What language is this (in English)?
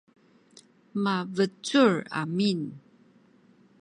Sakizaya